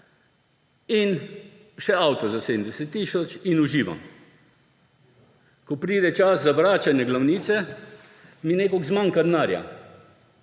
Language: Slovenian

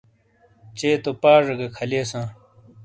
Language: Shina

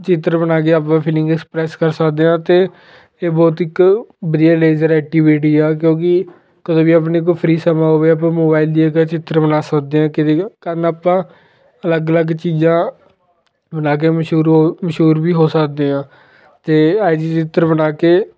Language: Punjabi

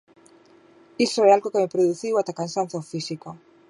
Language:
Galician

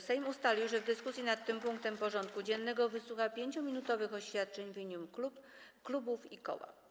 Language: Polish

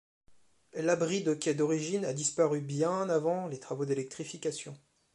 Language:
French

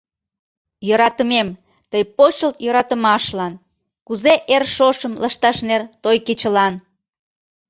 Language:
Mari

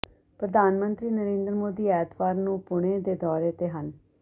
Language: Punjabi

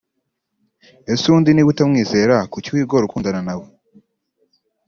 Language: Kinyarwanda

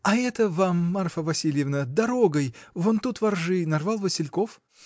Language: Russian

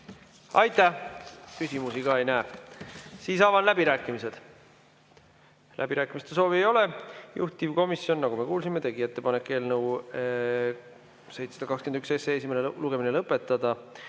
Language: Estonian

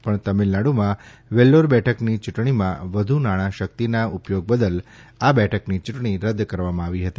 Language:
Gujarati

